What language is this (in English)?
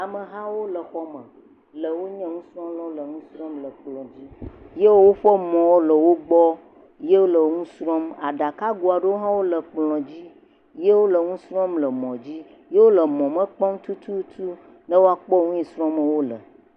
Ewe